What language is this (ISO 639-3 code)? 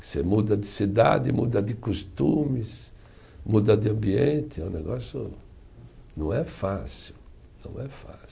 por